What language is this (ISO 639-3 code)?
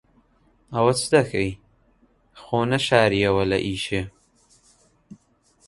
ckb